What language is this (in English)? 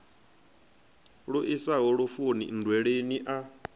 Venda